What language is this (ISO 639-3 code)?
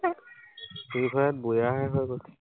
asm